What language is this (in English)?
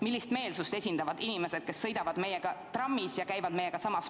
Estonian